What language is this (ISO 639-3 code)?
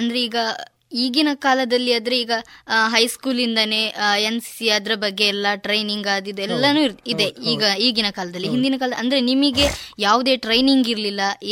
kan